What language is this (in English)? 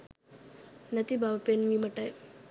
Sinhala